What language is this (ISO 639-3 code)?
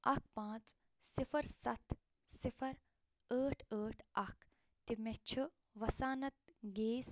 kas